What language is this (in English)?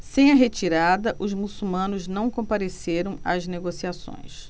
Portuguese